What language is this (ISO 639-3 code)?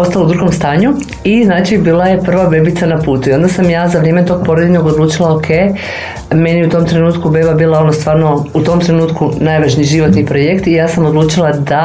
hrv